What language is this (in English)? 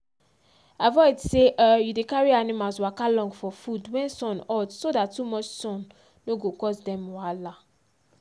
Nigerian Pidgin